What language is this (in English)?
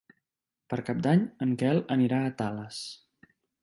Catalan